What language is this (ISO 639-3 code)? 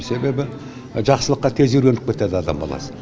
kaz